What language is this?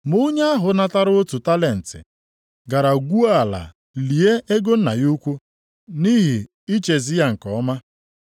Igbo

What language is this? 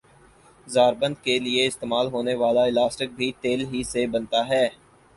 Urdu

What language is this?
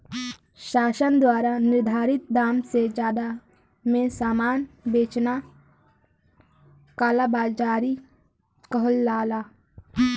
Bhojpuri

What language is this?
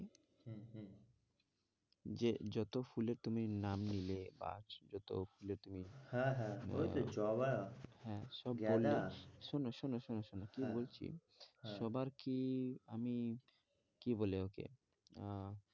Bangla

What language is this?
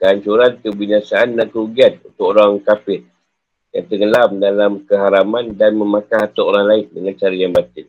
Malay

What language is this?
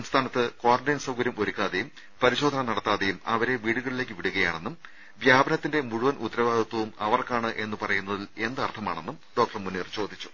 Malayalam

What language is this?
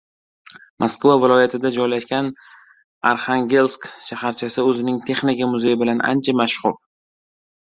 Uzbek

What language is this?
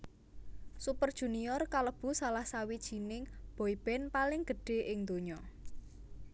Javanese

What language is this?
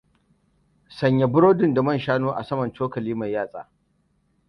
Hausa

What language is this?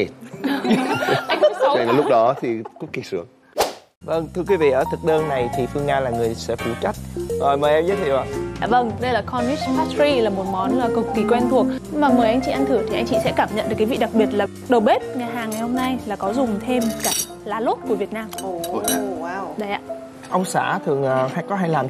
Vietnamese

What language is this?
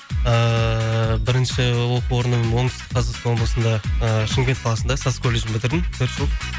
Kazakh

